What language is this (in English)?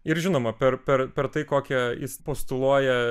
Lithuanian